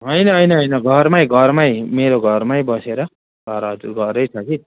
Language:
Nepali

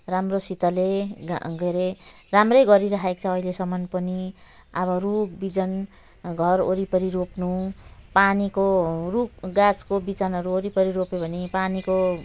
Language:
Nepali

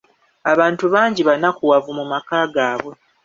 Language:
Ganda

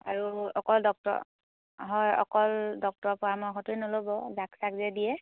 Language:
Assamese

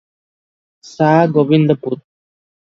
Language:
Odia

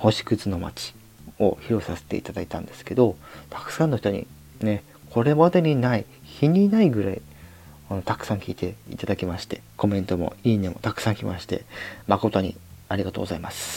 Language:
Japanese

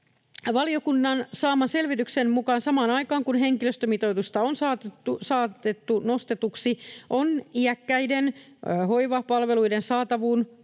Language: Finnish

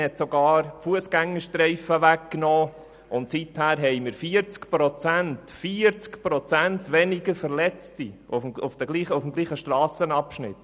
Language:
Swiss German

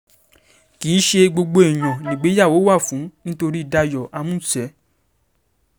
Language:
Yoruba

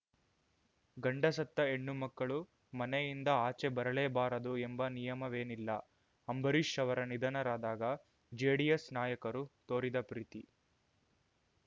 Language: Kannada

